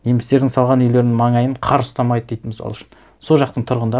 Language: Kazakh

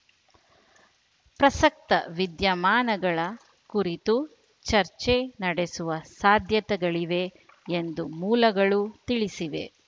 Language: Kannada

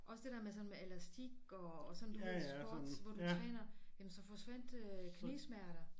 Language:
Danish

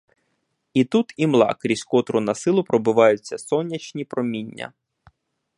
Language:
Ukrainian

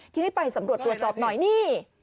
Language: Thai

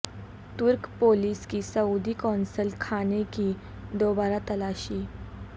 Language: Urdu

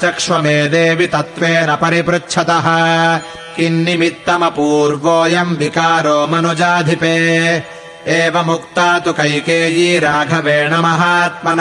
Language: Kannada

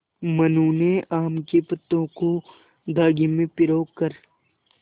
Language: Hindi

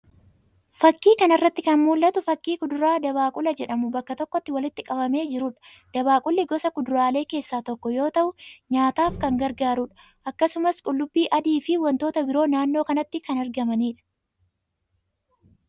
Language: Oromo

